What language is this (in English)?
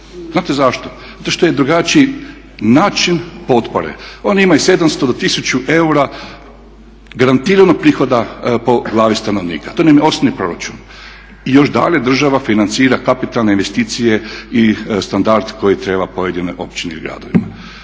Croatian